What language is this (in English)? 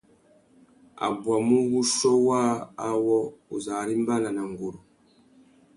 Tuki